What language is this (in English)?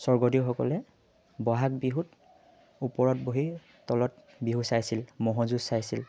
Assamese